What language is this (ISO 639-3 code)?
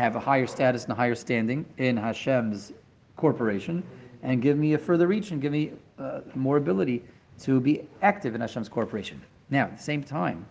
eng